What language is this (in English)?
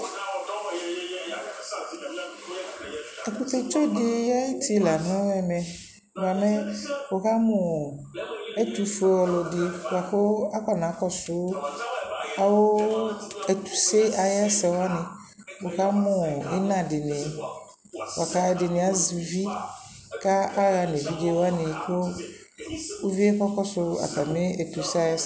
Ikposo